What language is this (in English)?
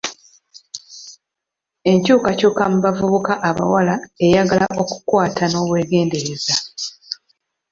Ganda